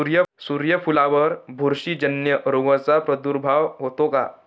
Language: Marathi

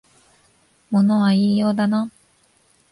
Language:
Japanese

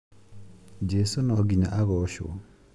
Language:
Kikuyu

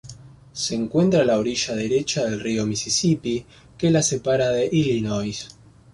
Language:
Spanish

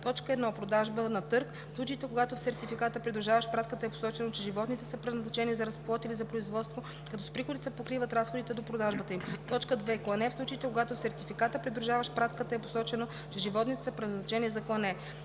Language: Bulgarian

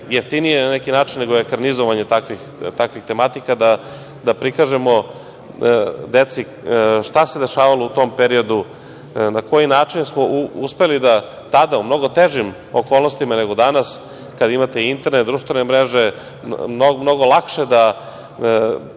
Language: Serbian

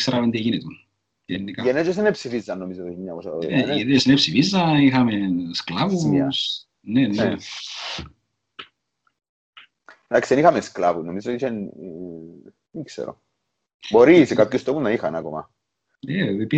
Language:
Greek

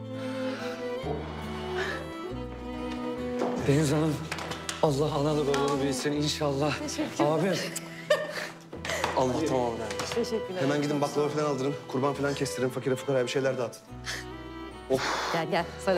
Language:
Turkish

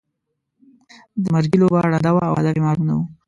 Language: Pashto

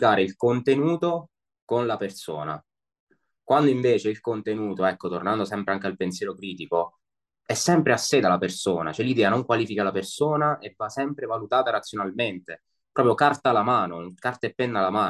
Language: Italian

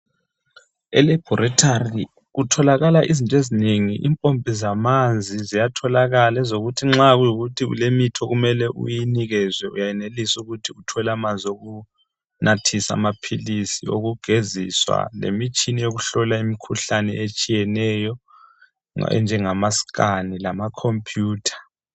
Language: North Ndebele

